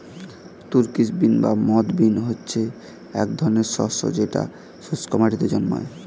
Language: Bangla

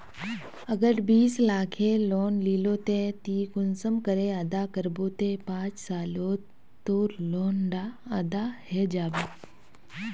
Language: Magahi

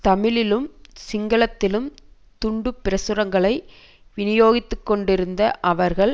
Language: Tamil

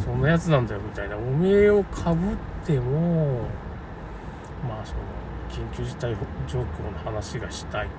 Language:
Japanese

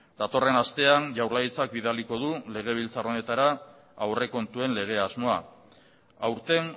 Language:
Basque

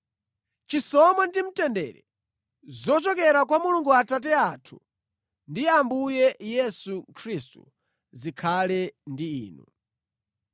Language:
Nyanja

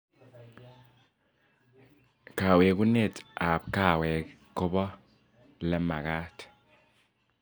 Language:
Kalenjin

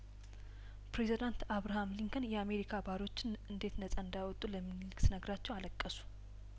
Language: Amharic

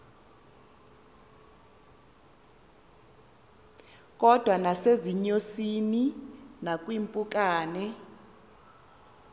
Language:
Xhosa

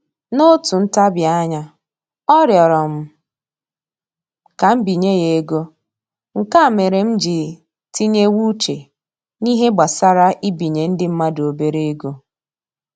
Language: Igbo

